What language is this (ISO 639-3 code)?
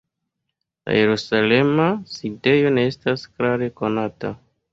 epo